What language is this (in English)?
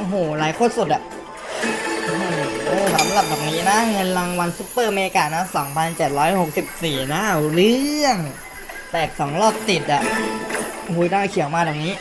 Thai